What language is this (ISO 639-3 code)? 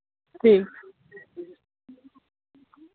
doi